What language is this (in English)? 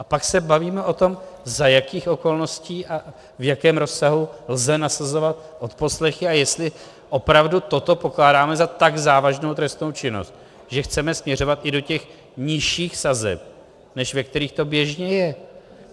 Czech